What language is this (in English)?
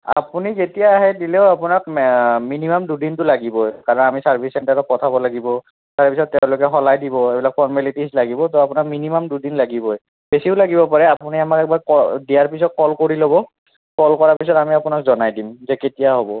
Assamese